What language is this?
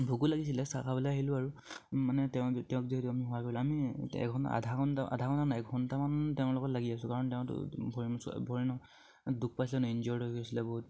Assamese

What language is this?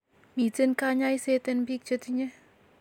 Kalenjin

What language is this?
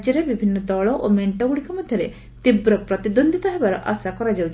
Odia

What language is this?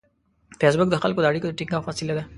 Pashto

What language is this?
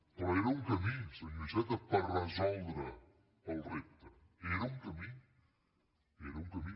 Catalan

